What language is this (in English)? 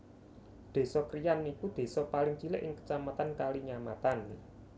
Javanese